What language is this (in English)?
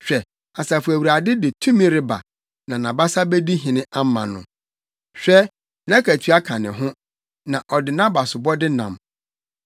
Akan